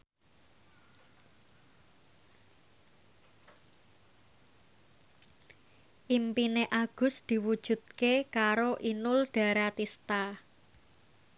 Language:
Javanese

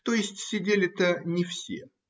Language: Russian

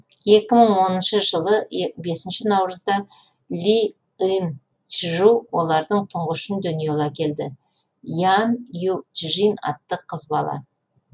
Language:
Kazakh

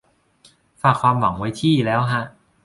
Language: Thai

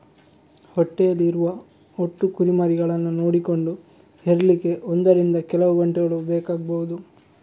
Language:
Kannada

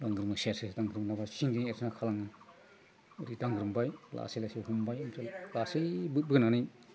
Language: Bodo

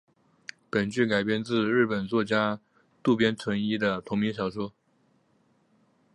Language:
Chinese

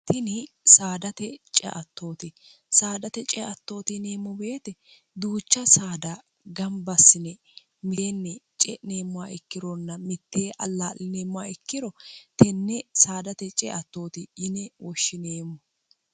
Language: Sidamo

